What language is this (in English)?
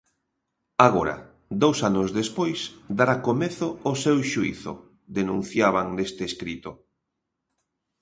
Galician